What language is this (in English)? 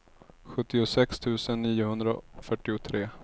Swedish